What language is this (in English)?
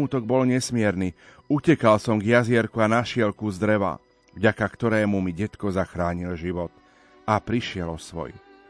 Slovak